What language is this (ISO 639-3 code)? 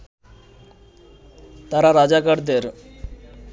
ben